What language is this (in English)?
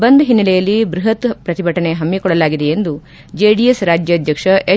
Kannada